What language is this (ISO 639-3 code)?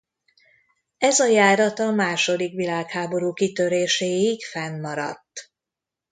hun